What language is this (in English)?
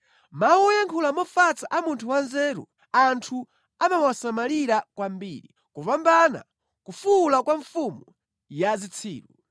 Nyanja